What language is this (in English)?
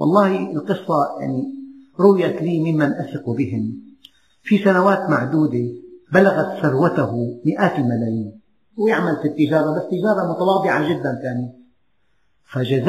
Arabic